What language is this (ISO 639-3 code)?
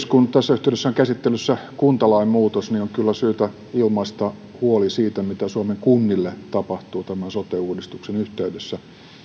fin